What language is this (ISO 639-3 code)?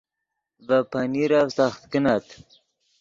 ydg